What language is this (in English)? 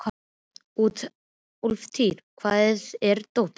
Icelandic